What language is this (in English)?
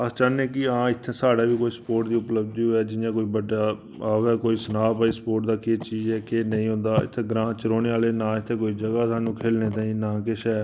Dogri